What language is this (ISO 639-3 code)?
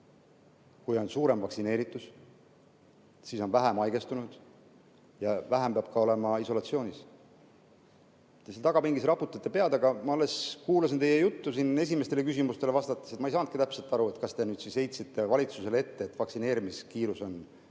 est